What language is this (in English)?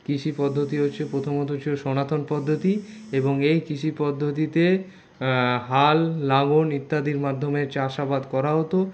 Bangla